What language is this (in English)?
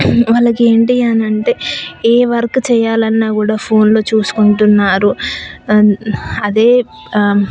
Telugu